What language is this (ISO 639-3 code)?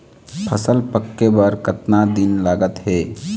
hne